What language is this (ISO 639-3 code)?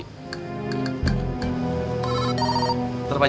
ind